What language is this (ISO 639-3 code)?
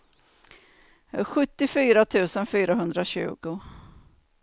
swe